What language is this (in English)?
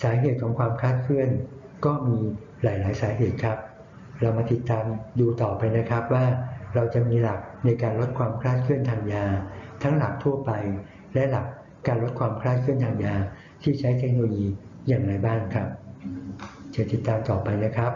Thai